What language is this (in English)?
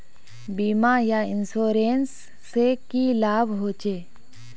Magahi